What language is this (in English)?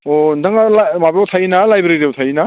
Bodo